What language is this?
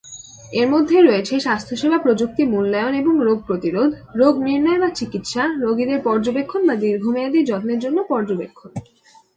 Bangla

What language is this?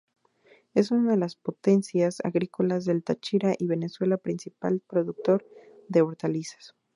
Spanish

